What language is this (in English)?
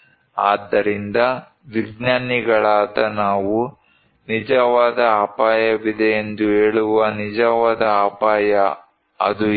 Kannada